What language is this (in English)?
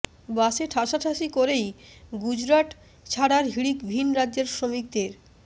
Bangla